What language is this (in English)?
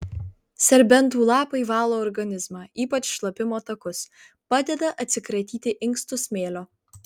Lithuanian